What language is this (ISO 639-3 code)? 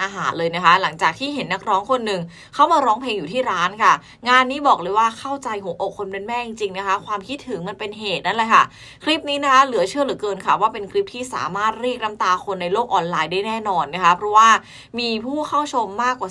tha